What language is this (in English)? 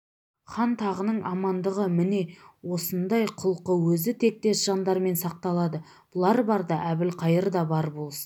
Kazakh